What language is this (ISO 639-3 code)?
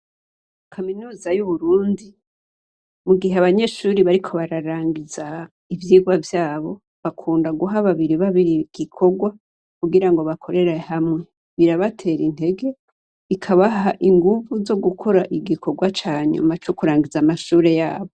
run